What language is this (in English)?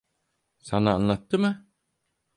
Turkish